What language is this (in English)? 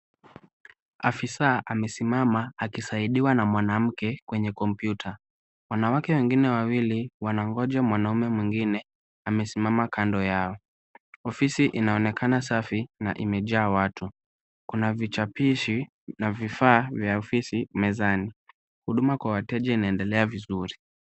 Swahili